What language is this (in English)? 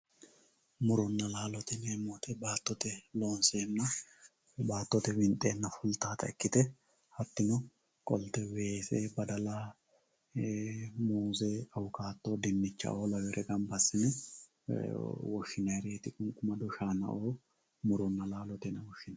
Sidamo